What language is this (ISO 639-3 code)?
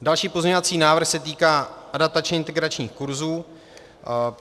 ces